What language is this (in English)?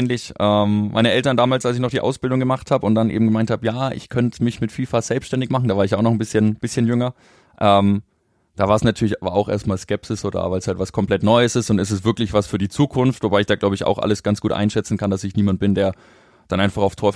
German